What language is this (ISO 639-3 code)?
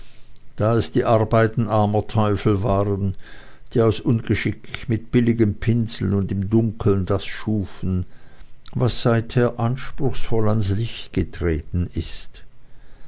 deu